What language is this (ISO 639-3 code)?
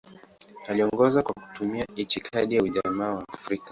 swa